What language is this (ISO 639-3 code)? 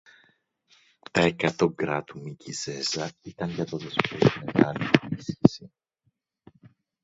ell